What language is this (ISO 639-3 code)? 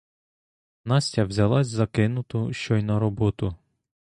ukr